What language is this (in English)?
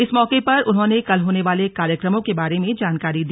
Hindi